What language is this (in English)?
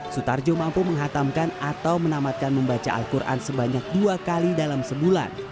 Indonesian